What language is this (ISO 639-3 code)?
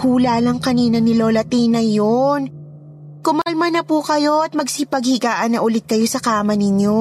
fil